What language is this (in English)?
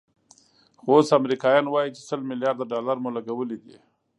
Pashto